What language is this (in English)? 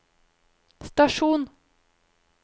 Norwegian